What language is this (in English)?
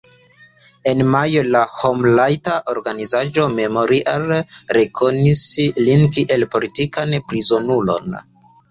Esperanto